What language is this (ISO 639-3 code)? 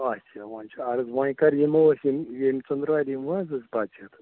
kas